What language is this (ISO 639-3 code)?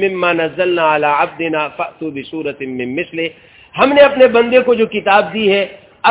urd